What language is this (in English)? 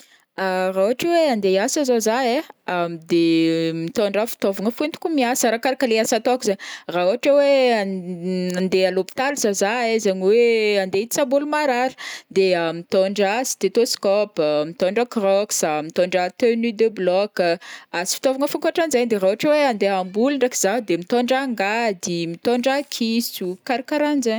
Northern Betsimisaraka Malagasy